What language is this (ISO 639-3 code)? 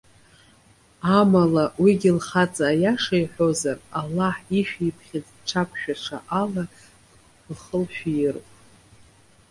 abk